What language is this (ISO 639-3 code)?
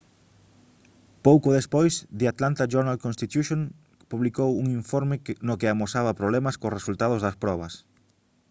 glg